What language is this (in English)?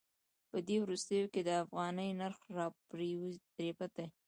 Pashto